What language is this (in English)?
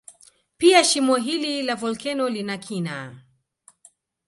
Swahili